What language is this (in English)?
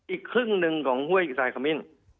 Thai